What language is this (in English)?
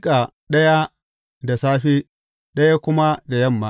Hausa